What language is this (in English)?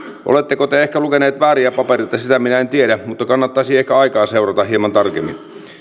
Finnish